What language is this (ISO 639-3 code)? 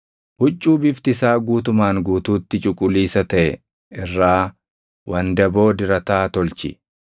orm